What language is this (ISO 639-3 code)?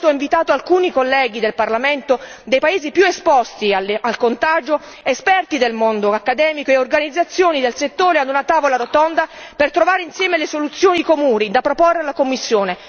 ita